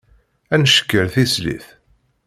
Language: Kabyle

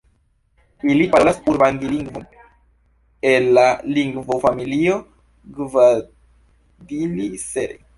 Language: Esperanto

